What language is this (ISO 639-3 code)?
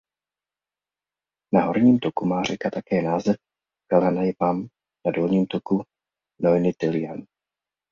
ces